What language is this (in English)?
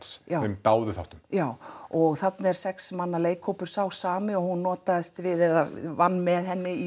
Icelandic